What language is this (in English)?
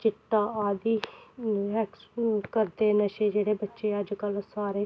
Dogri